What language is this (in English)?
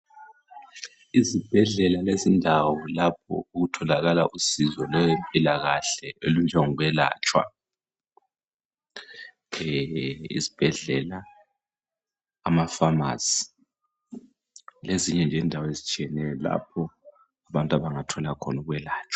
North Ndebele